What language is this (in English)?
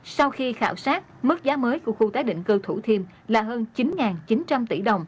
Vietnamese